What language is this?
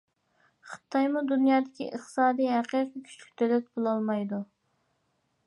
Uyghur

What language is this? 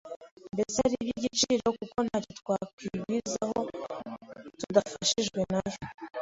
Kinyarwanda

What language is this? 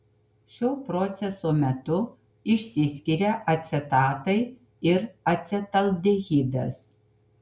Lithuanian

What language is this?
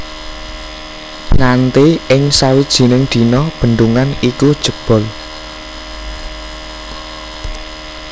Javanese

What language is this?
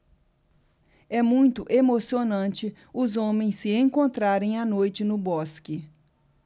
Portuguese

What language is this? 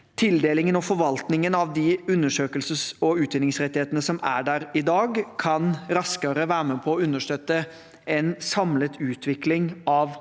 Norwegian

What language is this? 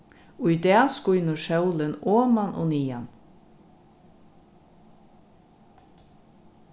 Faroese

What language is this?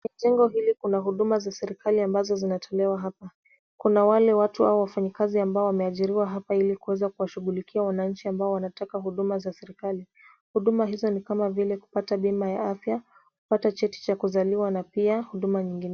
Swahili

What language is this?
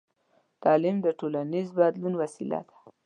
Pashto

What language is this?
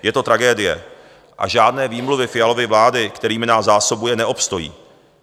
Czech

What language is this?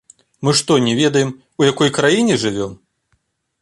Belarusian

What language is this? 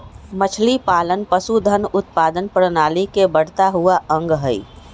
Magahi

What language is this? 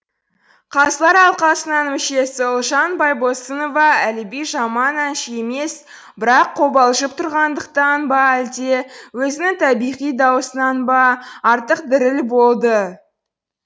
Kazakh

